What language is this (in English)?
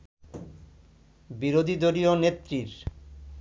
Bangla